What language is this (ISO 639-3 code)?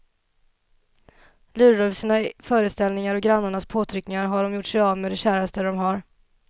swe